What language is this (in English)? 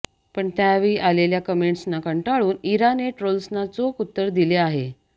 Marathi